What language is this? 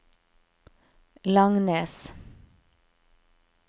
Norwegian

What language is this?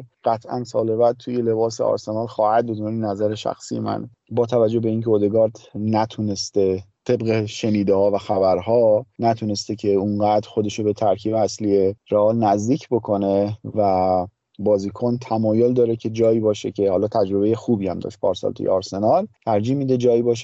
Persian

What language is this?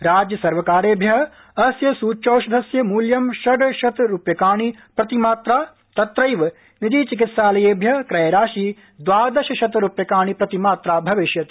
Sanskrit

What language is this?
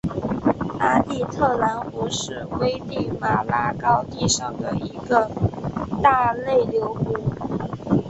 Chinese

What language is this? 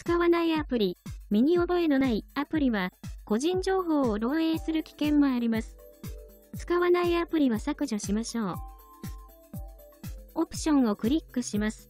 Japanese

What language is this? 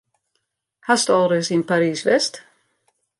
Western Frisian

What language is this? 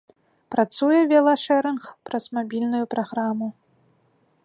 Belarusian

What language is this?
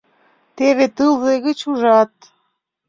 Mari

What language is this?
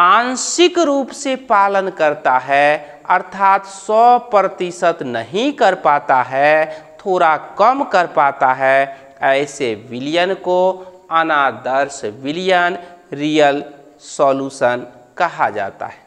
Hindi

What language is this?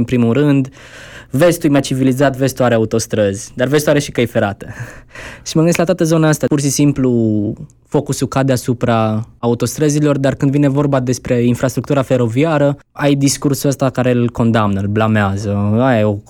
Romanian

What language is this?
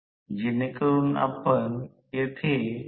Marathi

